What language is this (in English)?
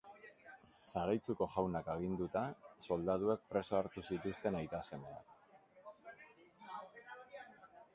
Basque